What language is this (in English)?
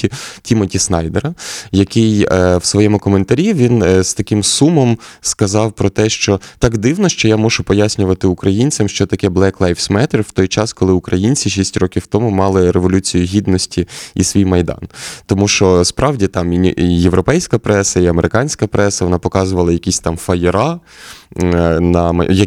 Ukrainian